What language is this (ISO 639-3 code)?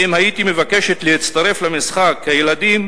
heb